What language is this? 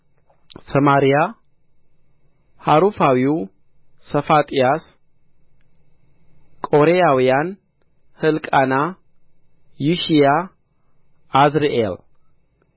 Amharic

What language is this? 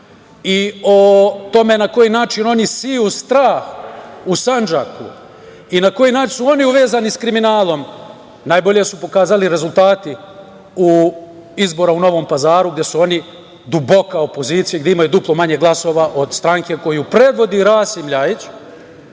Serbian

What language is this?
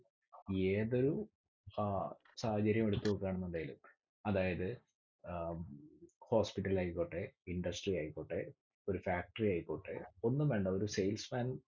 Malayalam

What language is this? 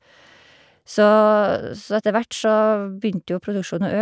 Norwegian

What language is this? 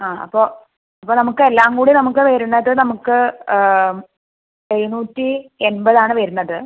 Malayalam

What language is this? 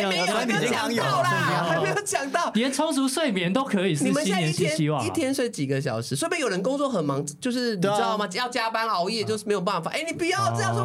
Chinese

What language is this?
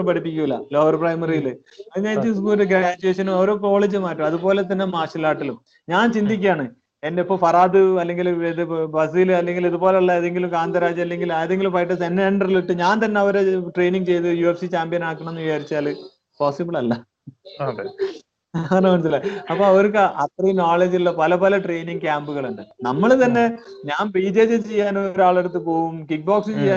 Malayalam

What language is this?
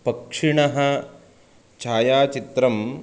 Sanskrit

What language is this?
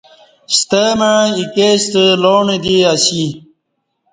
Kati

